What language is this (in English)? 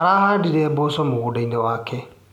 Kikuyu